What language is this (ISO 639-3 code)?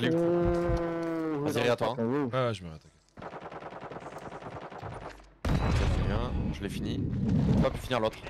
fra